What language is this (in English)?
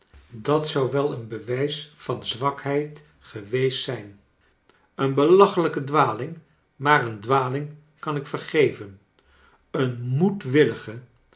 Dutch